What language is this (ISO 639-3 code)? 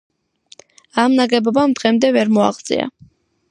kat